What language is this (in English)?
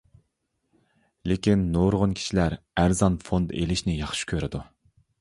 Uyghur